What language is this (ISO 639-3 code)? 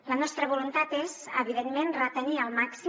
cat